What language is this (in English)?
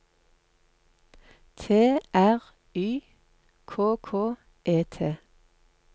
Norwegian